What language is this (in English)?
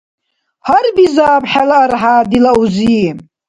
Dargwa